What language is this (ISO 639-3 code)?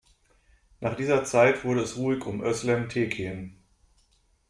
deu